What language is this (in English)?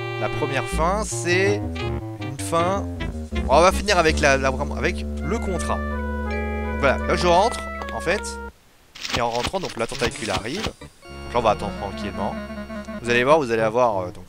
French